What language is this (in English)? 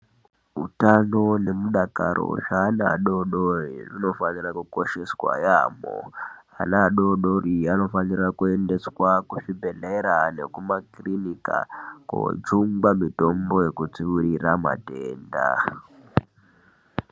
Ndau